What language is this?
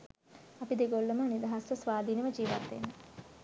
Sinhala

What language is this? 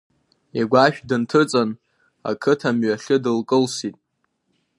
Abkhazian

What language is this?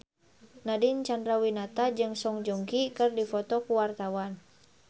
Sundanese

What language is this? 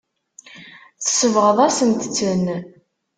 Kabyle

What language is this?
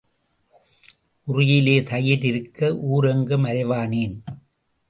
Tamil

